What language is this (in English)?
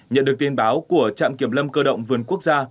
Vietnamese